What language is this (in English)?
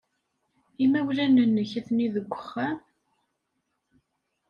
Kabyle